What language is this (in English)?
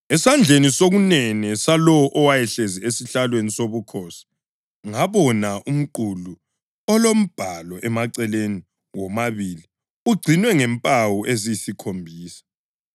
North Ndebele